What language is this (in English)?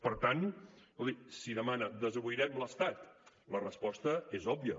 Catalan